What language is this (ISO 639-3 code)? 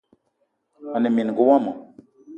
eto